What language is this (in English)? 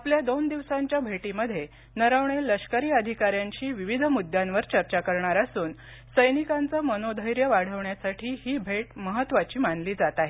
Marathi